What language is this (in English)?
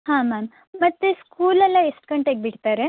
Kannada